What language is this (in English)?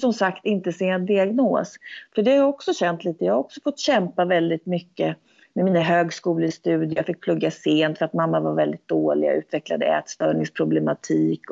Swedish